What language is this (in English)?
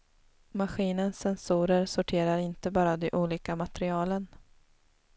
Swedish